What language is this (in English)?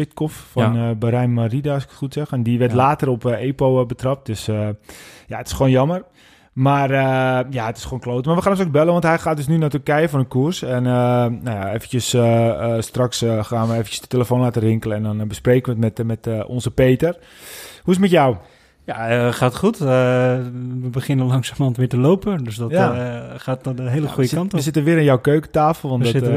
Dutch